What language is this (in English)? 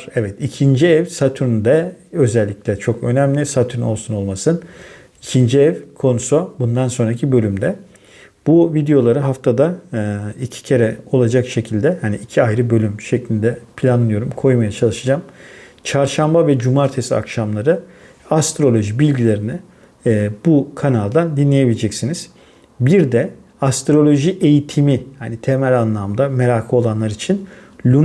Turkish